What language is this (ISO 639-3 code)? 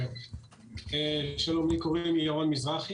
heb